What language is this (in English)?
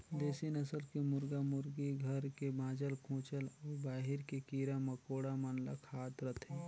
Chhattisgarhi